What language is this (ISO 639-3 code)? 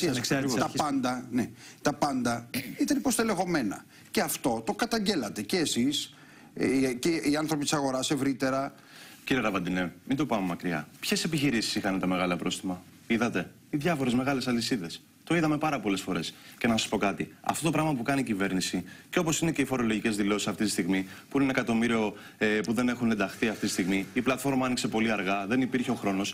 ell